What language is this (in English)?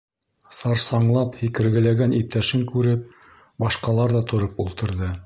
Bashkir